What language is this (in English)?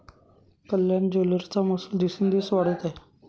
Marathi